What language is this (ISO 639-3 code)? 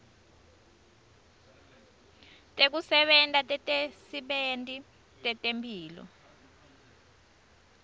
ssw